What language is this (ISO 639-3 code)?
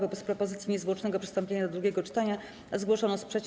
pol